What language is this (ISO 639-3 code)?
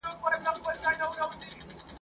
pus